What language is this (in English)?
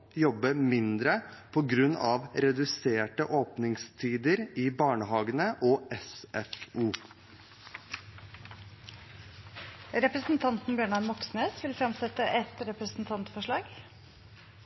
Norwegian